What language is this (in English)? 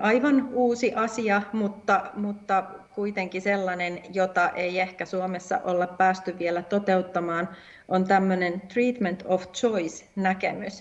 Finnish